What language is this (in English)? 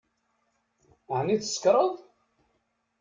Kabyle